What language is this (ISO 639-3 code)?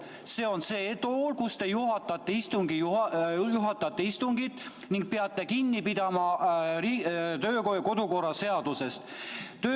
est